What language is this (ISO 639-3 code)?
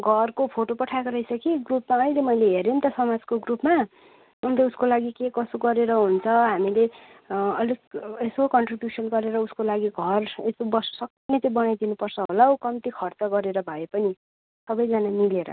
nep